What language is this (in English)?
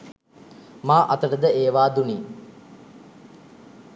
Sinhala